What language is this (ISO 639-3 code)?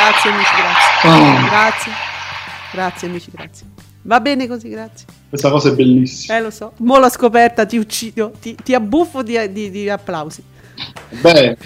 ita